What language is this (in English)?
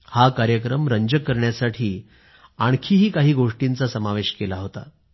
Marathi